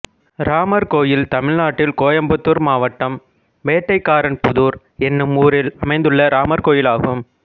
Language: Tamil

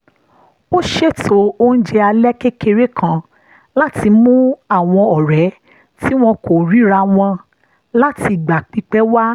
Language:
Yoruba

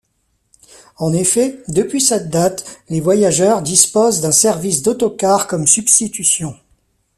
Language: French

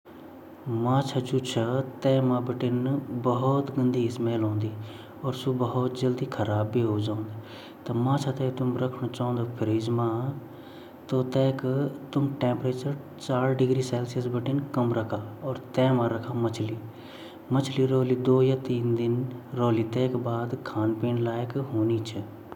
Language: Garhwali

